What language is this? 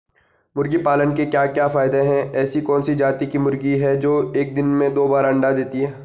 Hindi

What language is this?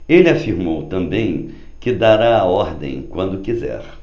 Portuguese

